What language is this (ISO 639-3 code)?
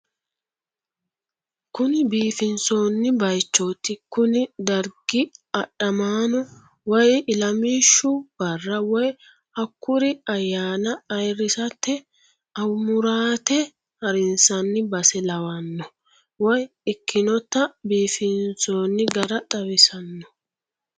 sid